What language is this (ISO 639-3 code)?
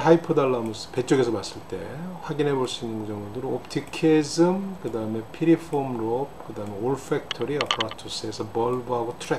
kor